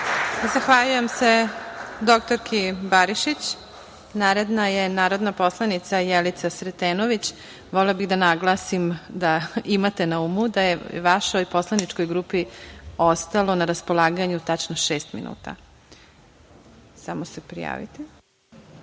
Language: Serbian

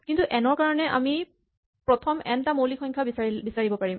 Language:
Assamese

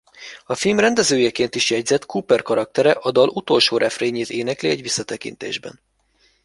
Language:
Hungarian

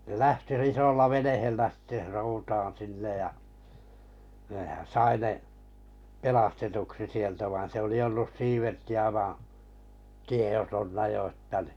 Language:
Finnish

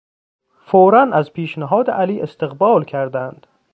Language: Persian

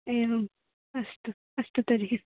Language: Sanskrit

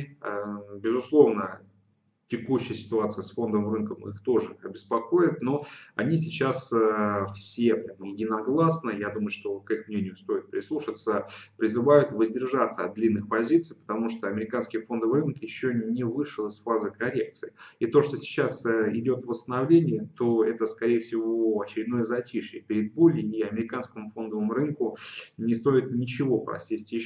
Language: Russian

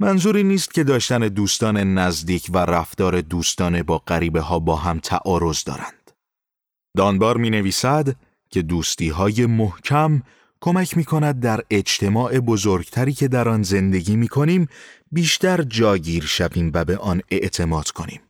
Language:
Persian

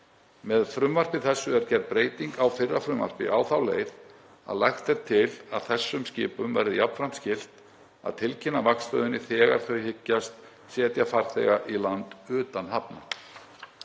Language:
Icelandic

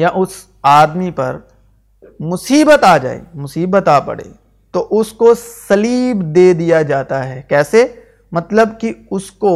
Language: Urdu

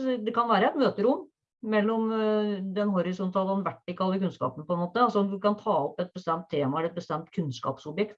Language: Norwegian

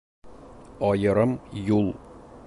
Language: Bashkir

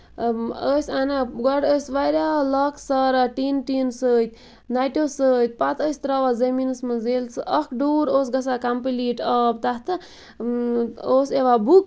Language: Kashmiri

